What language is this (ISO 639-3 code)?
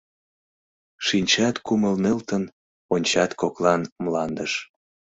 chm